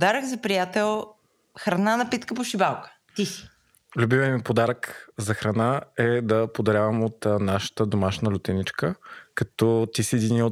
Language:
Bulgarian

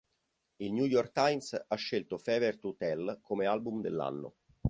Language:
Italian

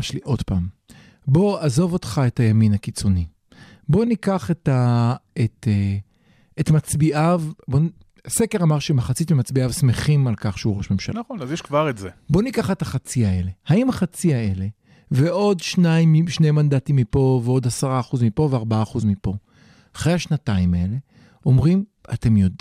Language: Hebrew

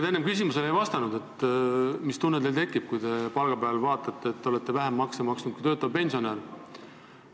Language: Estonian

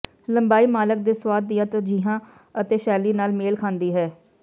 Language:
Punjabi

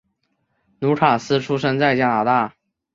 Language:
Chinese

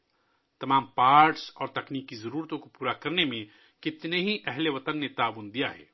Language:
Urdu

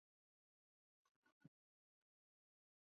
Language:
Chinese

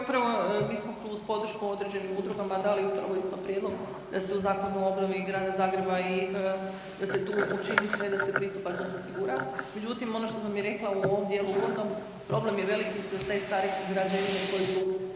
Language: Croatian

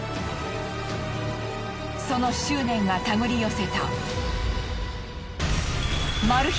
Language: Japanese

